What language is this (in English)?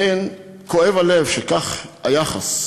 Hebrew